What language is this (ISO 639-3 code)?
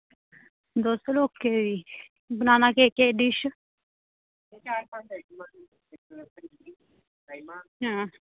doi